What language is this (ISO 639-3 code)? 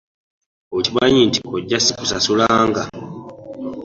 lug